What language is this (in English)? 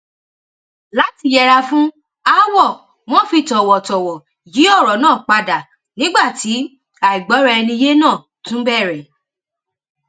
Yoruba